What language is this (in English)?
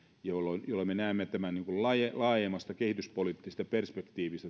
Finnish